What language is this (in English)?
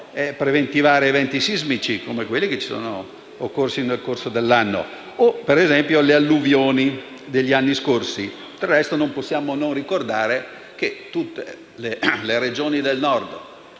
Italian